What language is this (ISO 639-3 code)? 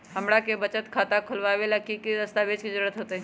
mag